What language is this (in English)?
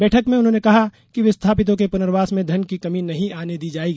Hindi